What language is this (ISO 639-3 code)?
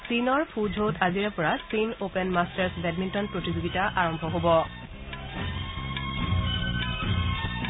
asm